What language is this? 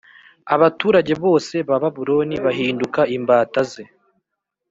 Kinyarwanda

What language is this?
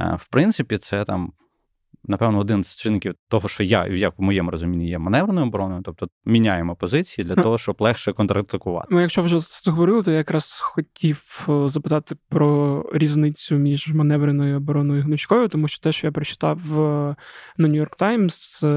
Ukrainian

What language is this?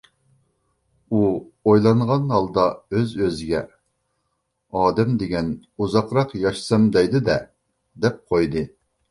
Uyghur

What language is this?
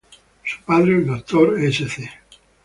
Spanish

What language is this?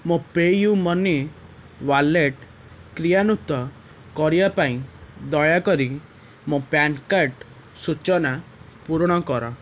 Odia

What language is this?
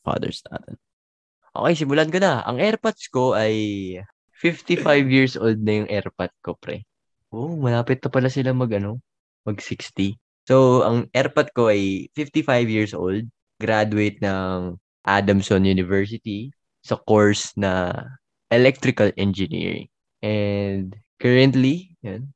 Filipino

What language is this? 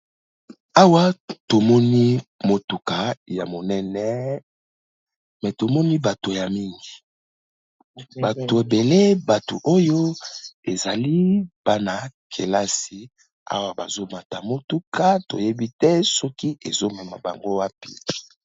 Lingala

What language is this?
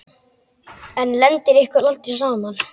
Icelandic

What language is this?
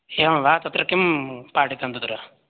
Sanskrit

